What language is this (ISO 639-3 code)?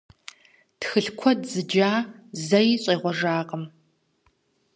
kbd